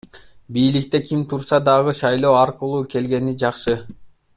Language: Kyrgyz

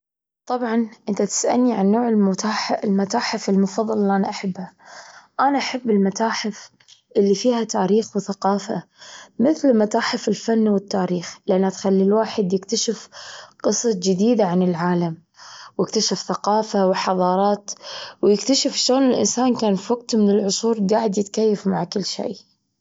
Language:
Gulf Arabic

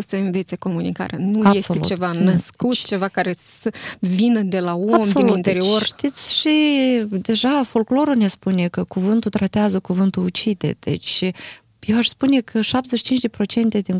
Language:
Romanian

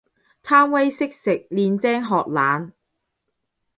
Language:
Cantonese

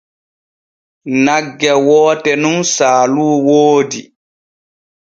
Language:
Borgu Fulfulde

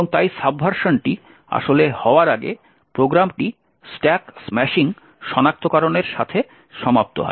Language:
Bangla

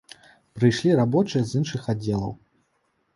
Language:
Belarusian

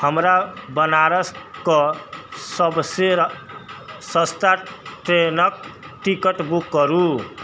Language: Maithili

